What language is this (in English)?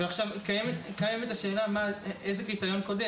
Hebrew